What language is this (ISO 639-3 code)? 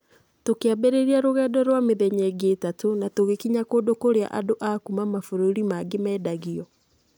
kik